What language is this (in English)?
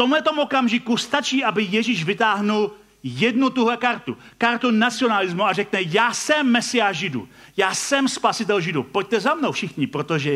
Czech